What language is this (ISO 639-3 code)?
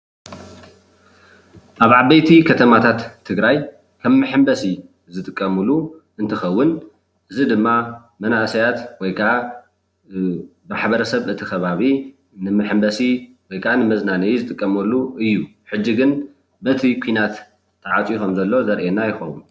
tir